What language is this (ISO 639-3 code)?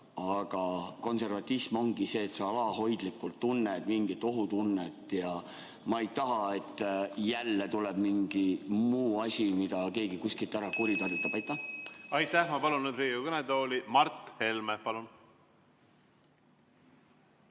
est